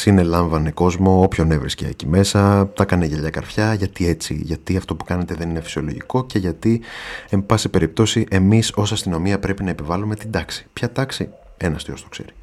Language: Greek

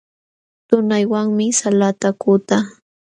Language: Jauja Wanca Quechua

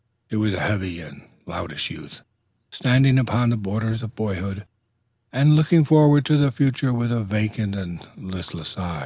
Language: English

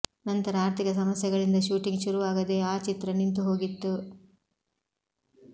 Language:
Kannada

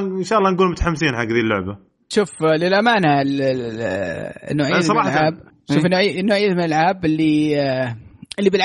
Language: Arabic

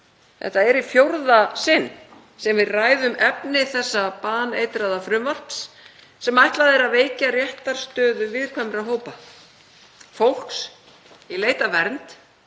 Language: Icelandic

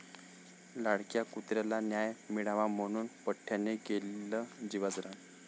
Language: Marathi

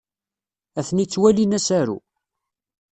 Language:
Kabyle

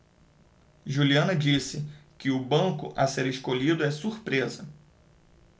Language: Portuguese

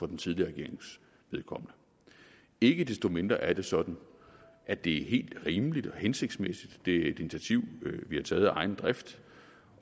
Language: Danish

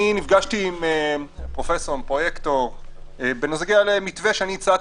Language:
Hebrew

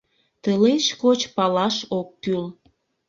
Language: Mari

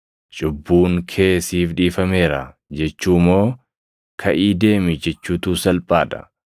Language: Oromo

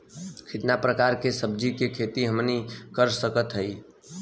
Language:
Bhojpuri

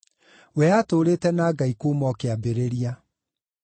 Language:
Kikuyu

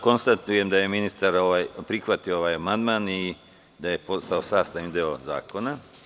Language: Serbian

